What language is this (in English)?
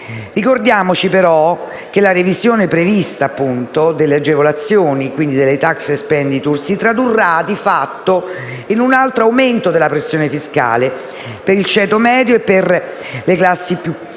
Italian